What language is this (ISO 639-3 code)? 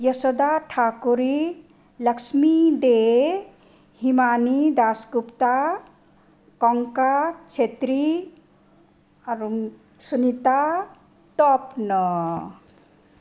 nep